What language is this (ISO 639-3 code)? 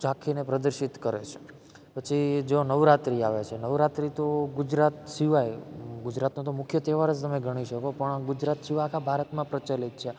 guj